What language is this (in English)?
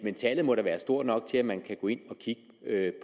Danish